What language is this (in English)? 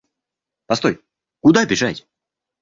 Russian